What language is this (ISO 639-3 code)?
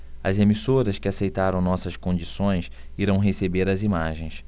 por